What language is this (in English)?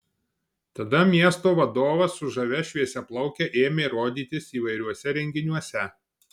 Lithuanian